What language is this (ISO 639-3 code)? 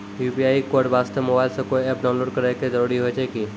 mai